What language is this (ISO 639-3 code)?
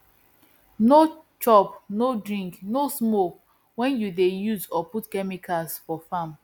pcm